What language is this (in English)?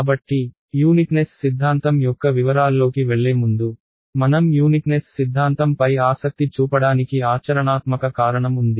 Telugu